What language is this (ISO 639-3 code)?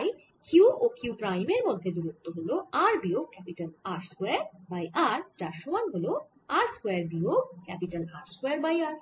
ben